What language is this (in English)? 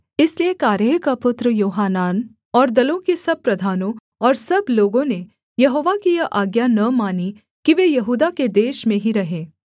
Hindi